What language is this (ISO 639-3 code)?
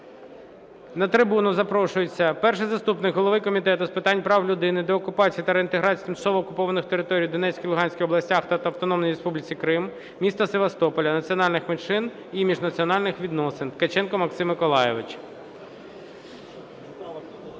ukr